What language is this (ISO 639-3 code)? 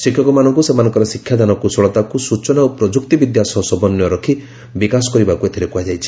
ori